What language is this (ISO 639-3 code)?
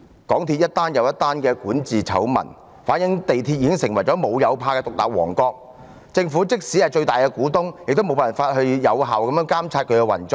yue